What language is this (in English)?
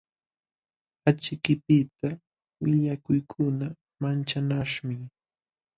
Jauja Wanca Quechua